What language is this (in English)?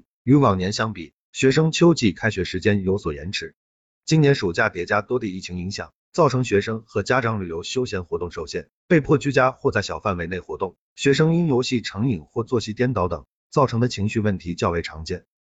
Chinese